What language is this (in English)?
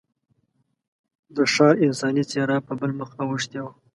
Pashto